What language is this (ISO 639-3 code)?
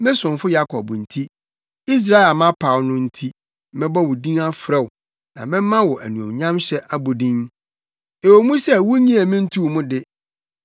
aka